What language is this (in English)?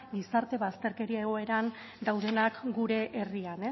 Basque